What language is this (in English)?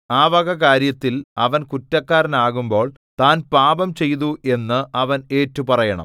Malayalam